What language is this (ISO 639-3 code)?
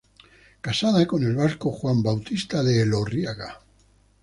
spa